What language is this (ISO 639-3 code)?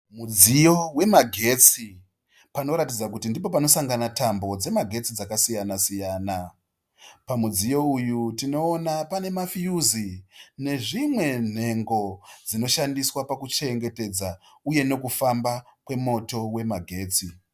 sna